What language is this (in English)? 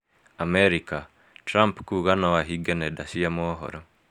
Kikuyu